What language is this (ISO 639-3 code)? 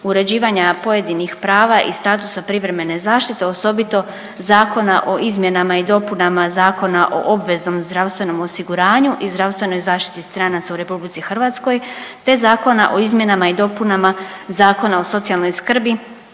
hrv